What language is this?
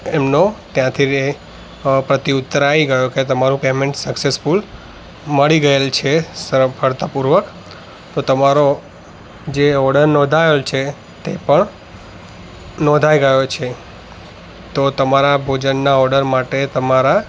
Gujarati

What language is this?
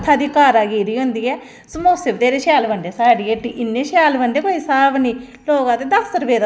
Dogri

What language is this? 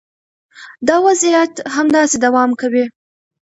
Pashto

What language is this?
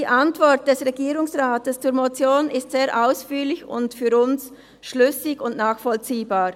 Swiss German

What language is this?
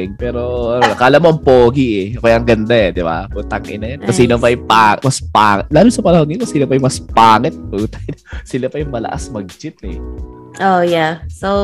Filipino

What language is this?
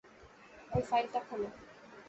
Bangla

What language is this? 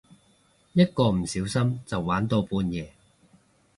Cantonese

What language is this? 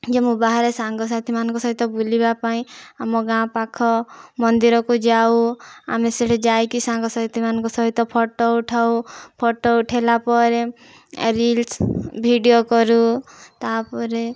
Odia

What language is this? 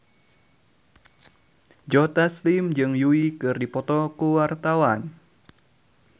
Sundanese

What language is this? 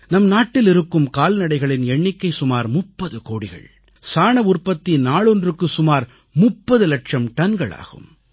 Tamil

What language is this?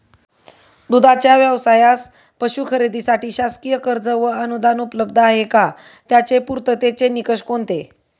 Marathi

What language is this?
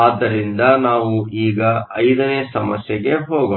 Kannada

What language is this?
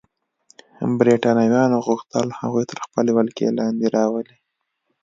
Pashto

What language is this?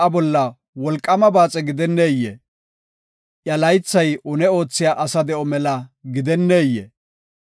Gofa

